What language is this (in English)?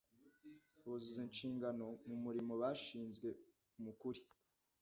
Kinyarwanda